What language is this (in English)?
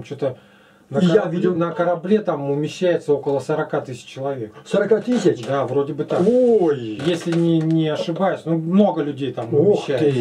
Russian